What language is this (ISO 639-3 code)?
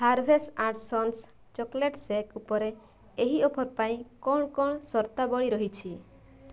ori